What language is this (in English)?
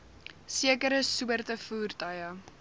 Afrikaans